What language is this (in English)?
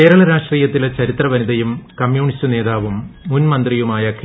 Malayalam